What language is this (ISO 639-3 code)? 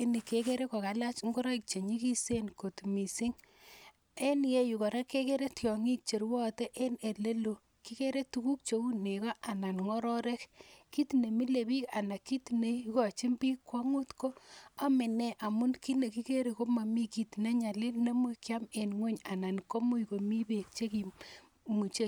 kln